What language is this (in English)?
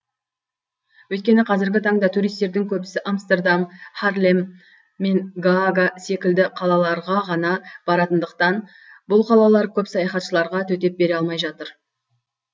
Kazakh